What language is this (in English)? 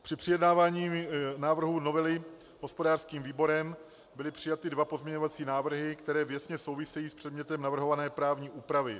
Czech